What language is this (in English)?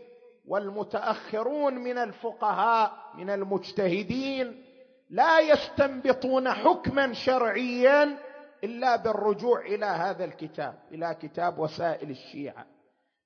Arabic